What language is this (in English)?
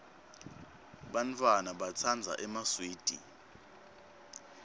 Swati